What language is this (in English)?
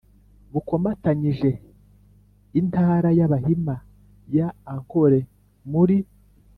Kinyarwanda